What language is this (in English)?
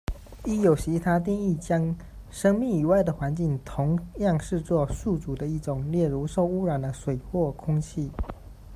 Chinese